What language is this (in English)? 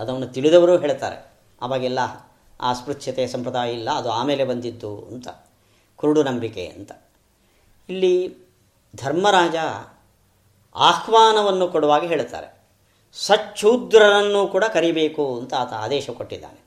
Kannada